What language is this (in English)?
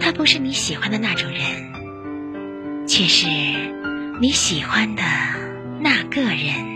Chinese